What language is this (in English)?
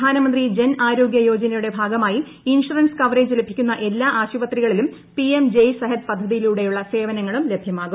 Malayalam